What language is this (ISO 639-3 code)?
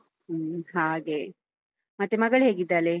kan